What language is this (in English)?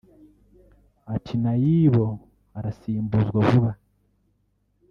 Kinyarwanda